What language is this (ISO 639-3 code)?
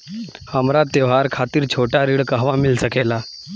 bho